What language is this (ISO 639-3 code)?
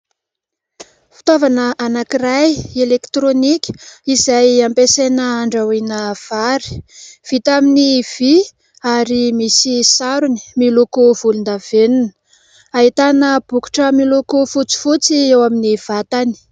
mlg